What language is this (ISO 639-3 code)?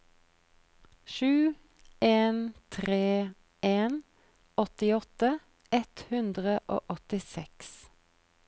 nor